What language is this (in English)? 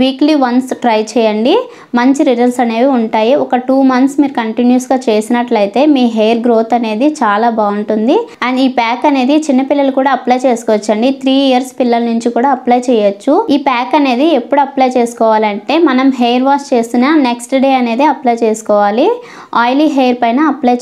Hindi